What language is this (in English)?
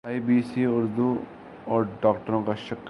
Urdu